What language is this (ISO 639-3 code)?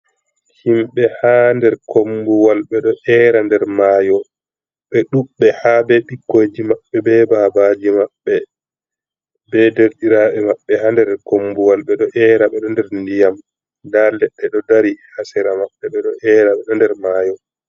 ful